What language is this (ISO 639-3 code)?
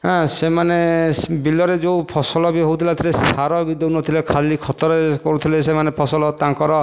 ori